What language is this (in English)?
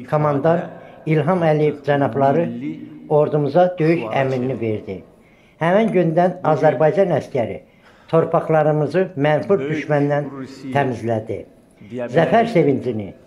Turkish